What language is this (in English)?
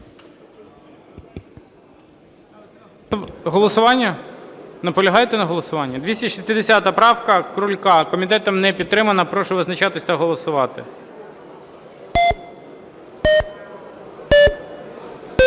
Ukrainian